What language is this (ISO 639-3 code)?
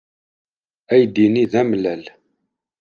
kab